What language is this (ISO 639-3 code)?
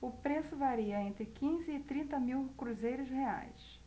por